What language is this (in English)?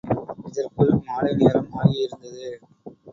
Tamil